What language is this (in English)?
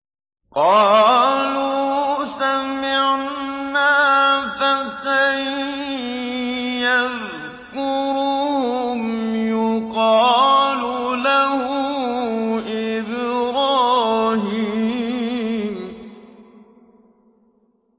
Arabic